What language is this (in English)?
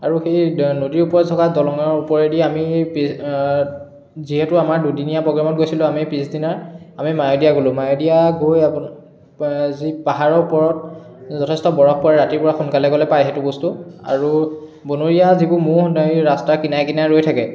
Assamese